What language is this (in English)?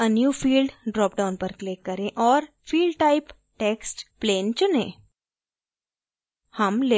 Hindi